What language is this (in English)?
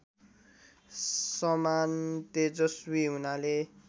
Nepali